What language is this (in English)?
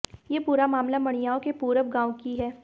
Hindi